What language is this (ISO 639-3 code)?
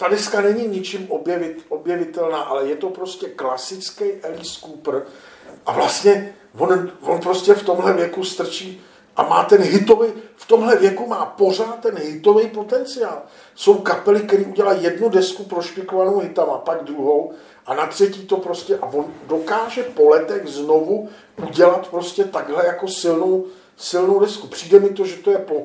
ces